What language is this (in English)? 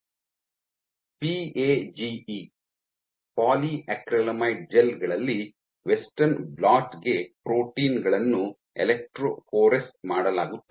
Kannada